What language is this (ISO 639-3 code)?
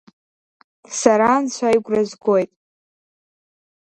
abk